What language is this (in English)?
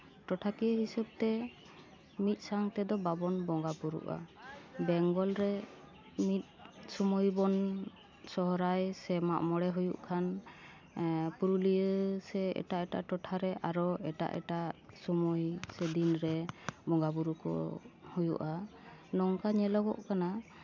Santali